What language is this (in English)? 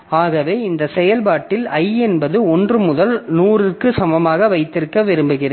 Tamil